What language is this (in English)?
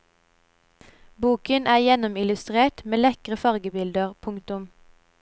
Norwegian